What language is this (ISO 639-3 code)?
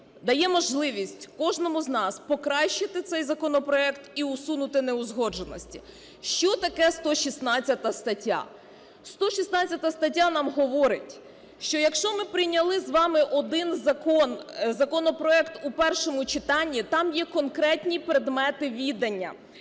ukr